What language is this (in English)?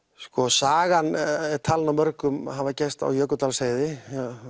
Icelandic